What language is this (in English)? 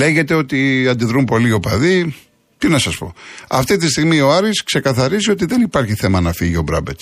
Greek